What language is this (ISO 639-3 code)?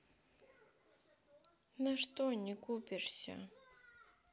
rus